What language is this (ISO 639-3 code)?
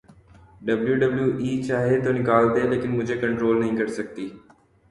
urd